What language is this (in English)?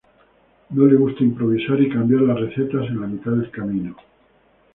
Spanish